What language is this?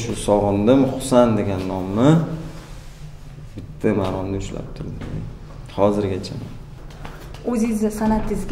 Turkish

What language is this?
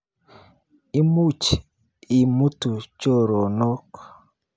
Kalenjin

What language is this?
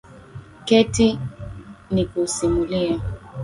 Swahili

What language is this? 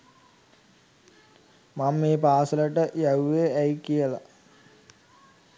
Sinhala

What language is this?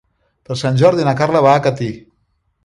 Catalan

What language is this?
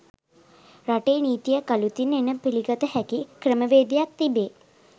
Sinhala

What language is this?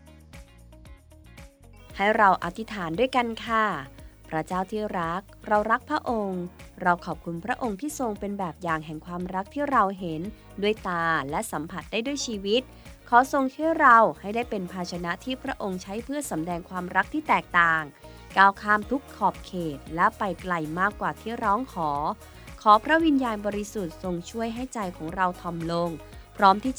Thai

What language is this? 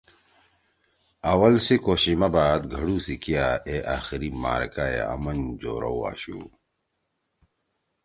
Torwali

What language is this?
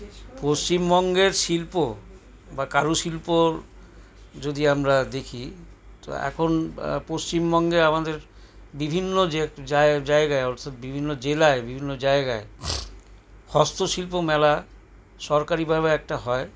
Bangla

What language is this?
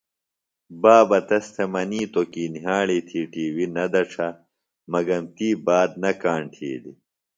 Phalura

